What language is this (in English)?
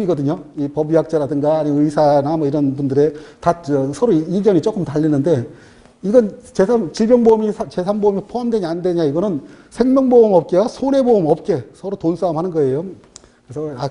Korean